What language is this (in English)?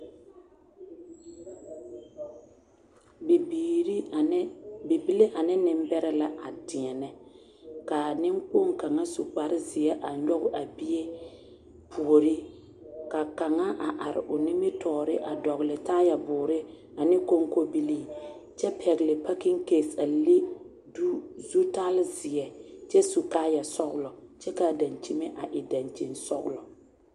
Southern Dagaare